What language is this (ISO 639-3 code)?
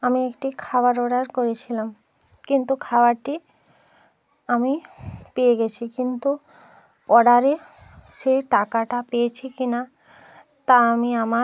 ben